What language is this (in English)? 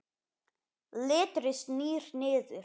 Icelandic